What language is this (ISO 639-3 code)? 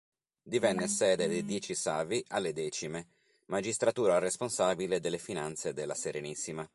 ita